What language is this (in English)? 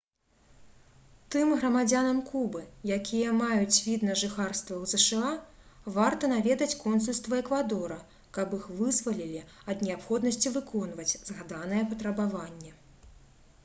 Belarusian